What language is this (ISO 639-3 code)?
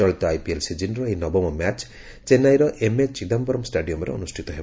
ori